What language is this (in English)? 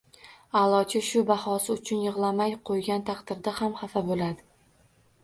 Uzbek